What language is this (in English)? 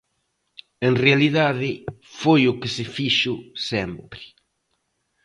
Galician